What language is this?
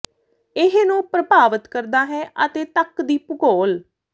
Punjabi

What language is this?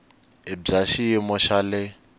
Tsonga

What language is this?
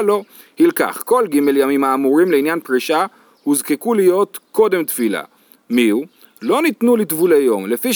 Hebrew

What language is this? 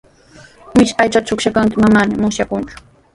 Sihuas Ancash Quechua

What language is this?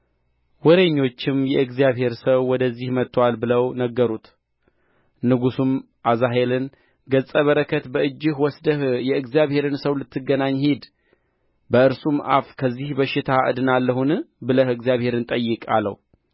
Amharic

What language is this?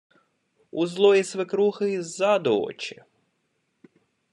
Ukrainian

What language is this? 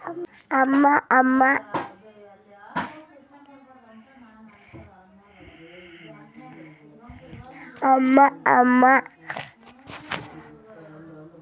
Kannada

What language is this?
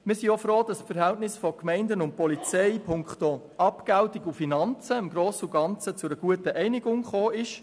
Swiss German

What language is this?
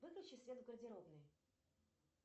Russian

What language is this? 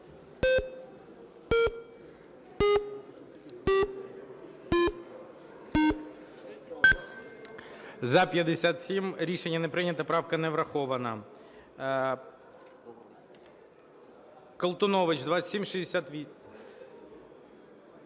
Ukrainian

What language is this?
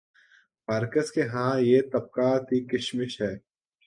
Urdu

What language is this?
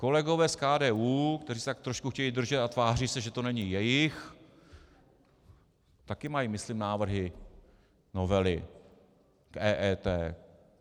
Czech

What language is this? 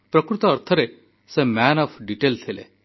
Odia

